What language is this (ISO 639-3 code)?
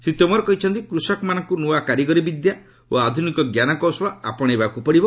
ori